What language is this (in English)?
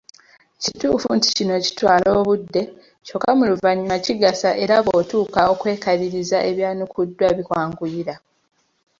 Ganda